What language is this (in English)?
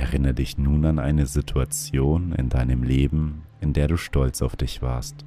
German